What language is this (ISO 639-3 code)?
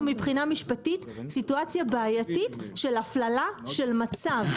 heb